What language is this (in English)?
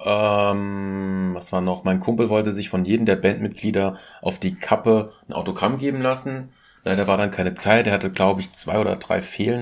German